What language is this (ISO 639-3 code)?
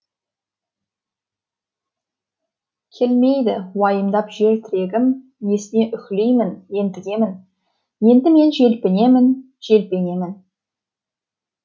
kaz